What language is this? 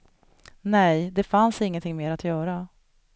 Swedish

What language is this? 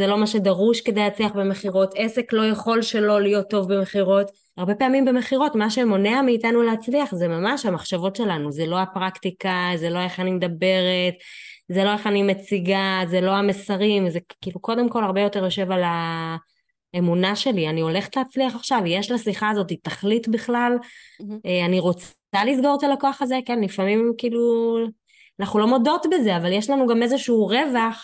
Hebrew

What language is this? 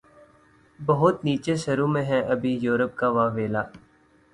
Urdu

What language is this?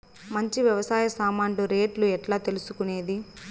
Telugu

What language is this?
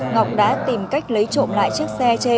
Vietnamese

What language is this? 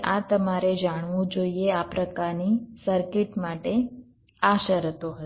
Gujarati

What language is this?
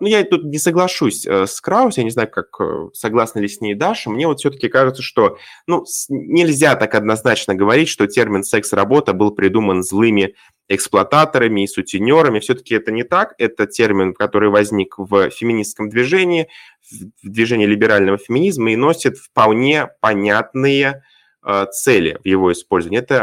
Russian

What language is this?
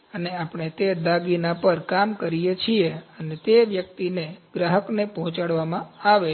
Gujarati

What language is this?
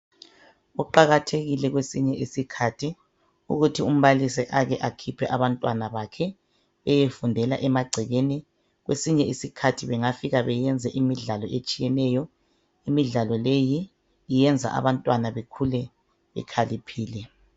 North Ndebele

